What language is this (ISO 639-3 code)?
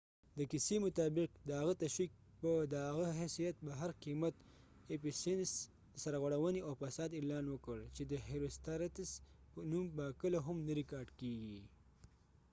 pus